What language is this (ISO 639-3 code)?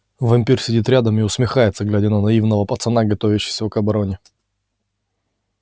rus